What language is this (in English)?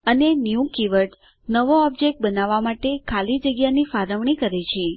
Gujarati